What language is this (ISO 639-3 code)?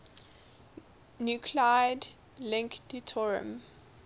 eng